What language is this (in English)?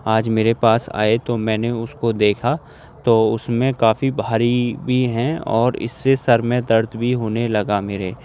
Urdu